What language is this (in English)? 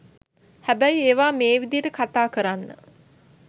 Sinhala